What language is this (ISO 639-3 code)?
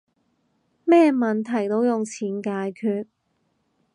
yue